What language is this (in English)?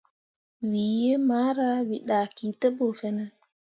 Mundang